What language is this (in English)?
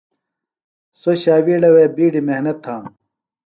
Phalura